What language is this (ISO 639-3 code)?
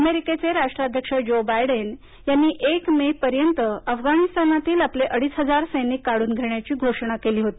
mar